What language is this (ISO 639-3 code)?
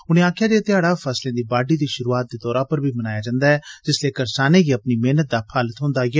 doi